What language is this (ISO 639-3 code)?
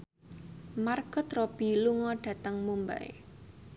jav